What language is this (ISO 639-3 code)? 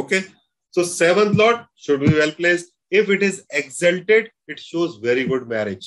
hin